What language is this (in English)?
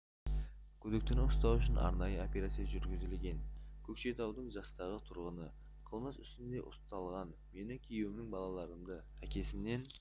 Kazakh